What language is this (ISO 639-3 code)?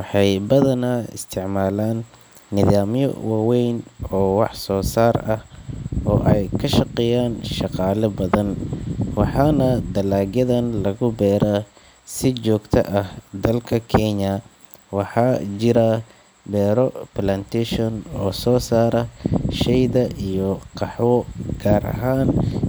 som